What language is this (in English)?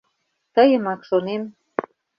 Mari